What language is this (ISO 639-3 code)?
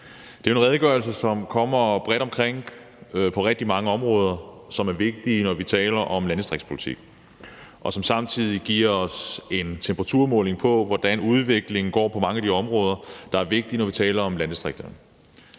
dan